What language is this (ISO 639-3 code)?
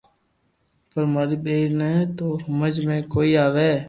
lrk